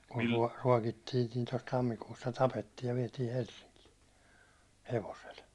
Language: Finnish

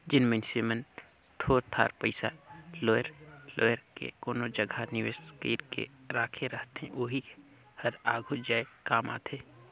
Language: Chhattisgarhi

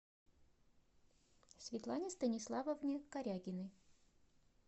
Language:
Russian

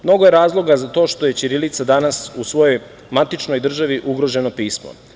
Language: Serbian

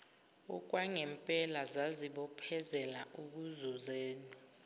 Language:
Zulu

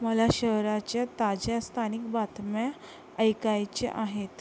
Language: Marathi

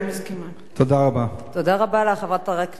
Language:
Hebrew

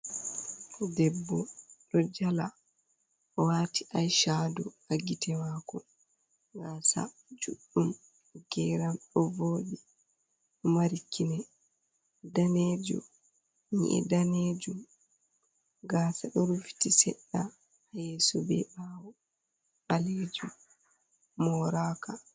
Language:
Fula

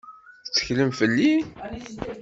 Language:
Kabyle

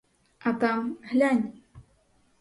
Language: Ukrainian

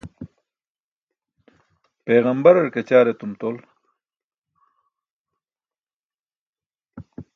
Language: Burushaski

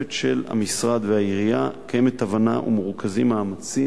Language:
Hebrew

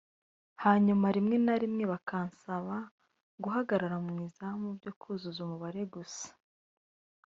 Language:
Kinyarwanda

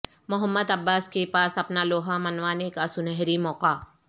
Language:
Urdu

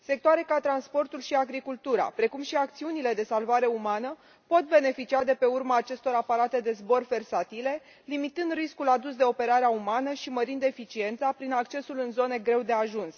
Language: Romanian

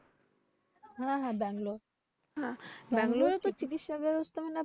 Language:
Bangla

